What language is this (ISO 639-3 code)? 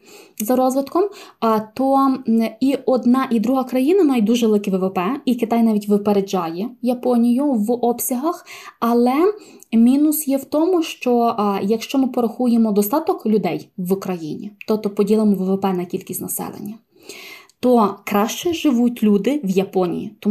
ukr